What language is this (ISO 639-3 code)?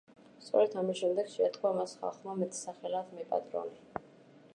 kat